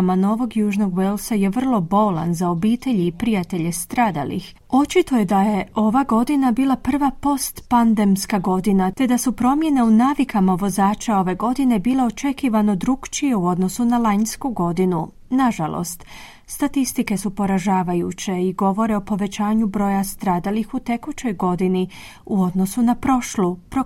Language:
Croatian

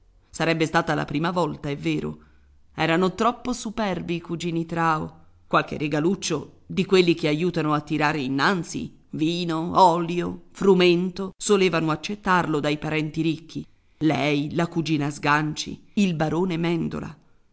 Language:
Italian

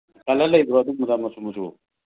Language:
Manipuri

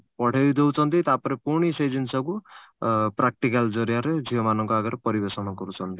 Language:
Odia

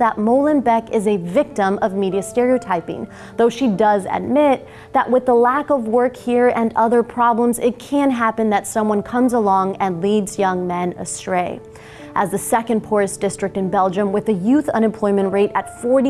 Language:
English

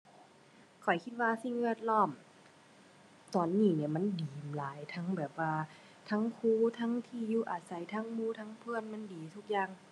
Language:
Thai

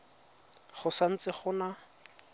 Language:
Tswana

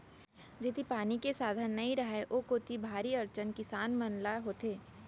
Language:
Chhattisgarhi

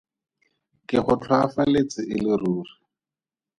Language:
Tswana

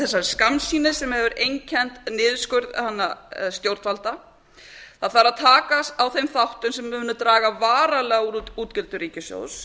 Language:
Icelandic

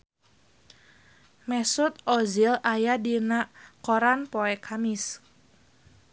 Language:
Sundanese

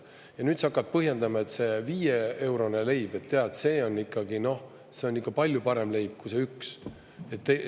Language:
Estonian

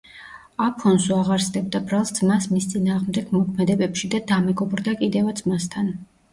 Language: Georgian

